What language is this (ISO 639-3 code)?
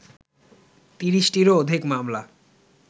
ben